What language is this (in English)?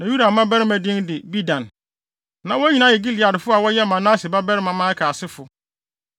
Akan